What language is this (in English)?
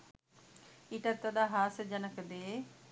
Sinhala